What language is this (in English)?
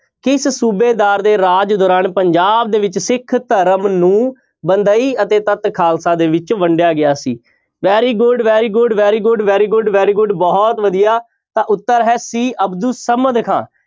Punjabi